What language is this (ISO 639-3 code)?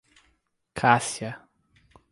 por